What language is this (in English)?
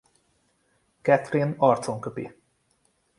Hungarian